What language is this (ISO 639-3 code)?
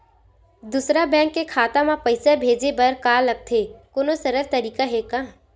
hne